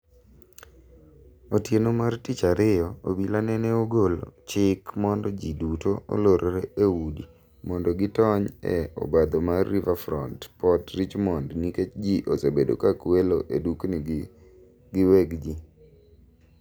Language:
Luo (Kenya and Tanzania)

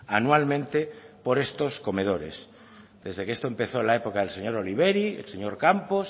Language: Spanish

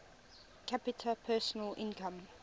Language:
English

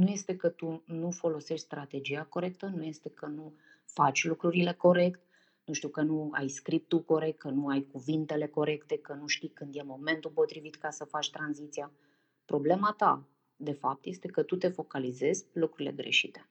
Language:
Romanian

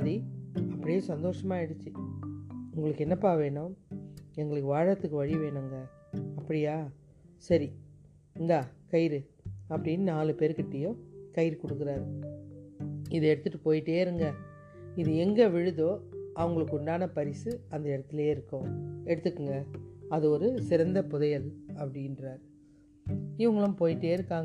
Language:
Tamil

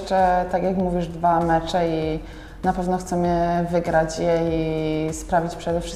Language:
Polish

